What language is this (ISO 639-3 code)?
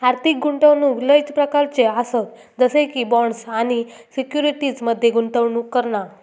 mar